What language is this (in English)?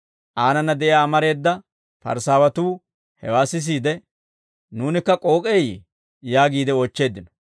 Dawro